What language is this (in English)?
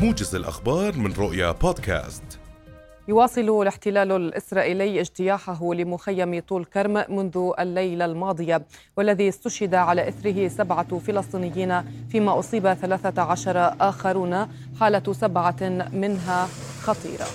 Arabic